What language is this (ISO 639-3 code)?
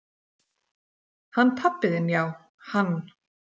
isl